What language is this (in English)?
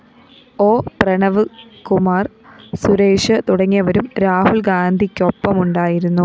Malayalam